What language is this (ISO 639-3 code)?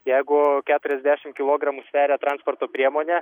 lit